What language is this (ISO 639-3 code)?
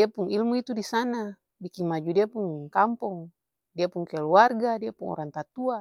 abs